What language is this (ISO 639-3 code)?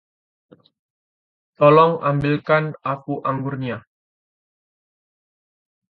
ind